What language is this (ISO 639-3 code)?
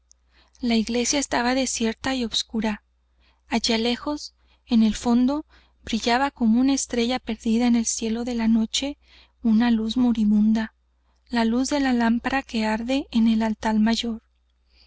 spa